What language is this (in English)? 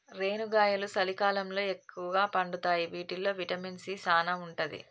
Telugu